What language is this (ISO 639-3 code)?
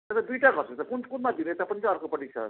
nep